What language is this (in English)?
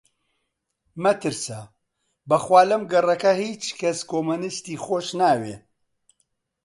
Central Kurdish